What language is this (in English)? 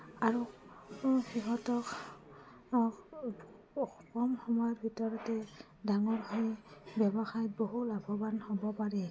Assamese